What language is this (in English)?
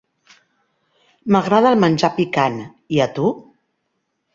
Catalan